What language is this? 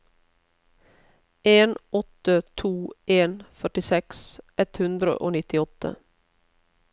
Norwegian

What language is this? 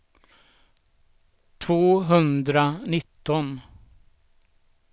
Swedish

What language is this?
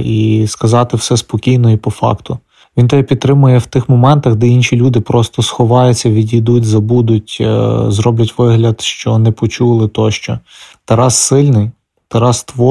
Ukrainian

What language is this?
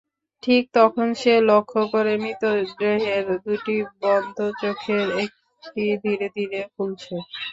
Bangla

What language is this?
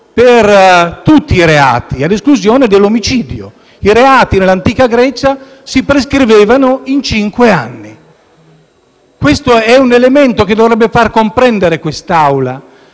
Italian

